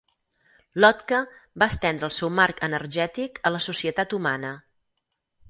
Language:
Catalan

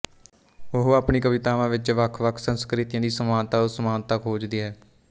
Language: Punjabi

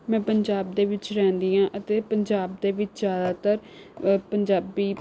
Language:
Punjabi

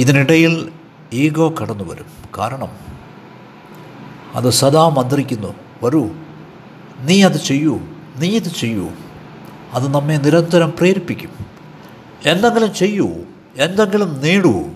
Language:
Malayalam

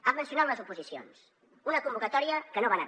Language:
Catalan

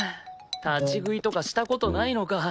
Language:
Japanese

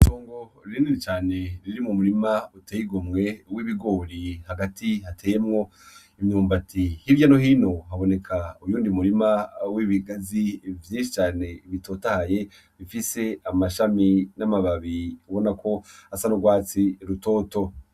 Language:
Rundi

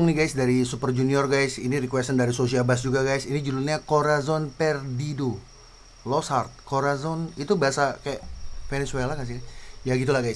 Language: Indonesian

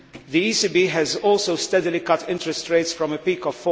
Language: English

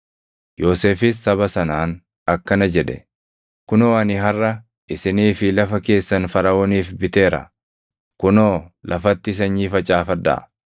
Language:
Oromo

